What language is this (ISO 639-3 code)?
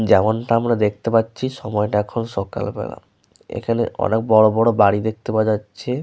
ben